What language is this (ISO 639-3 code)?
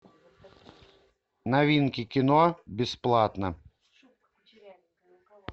rus